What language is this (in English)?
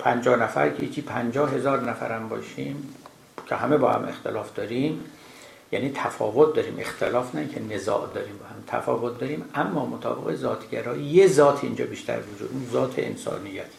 Persian